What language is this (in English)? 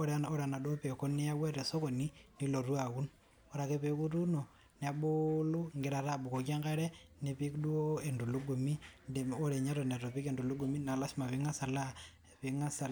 Masai